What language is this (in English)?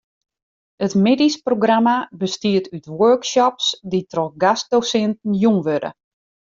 Western Frisian